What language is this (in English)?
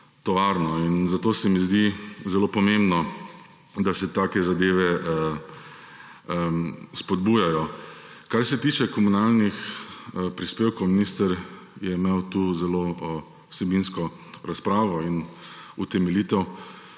Slovenian